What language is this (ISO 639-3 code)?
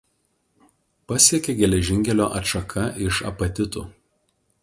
lit